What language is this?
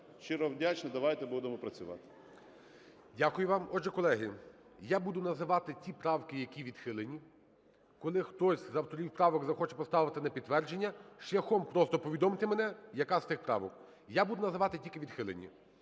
Ukrainian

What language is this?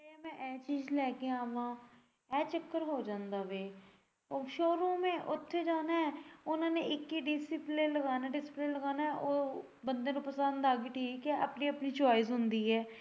Punjabi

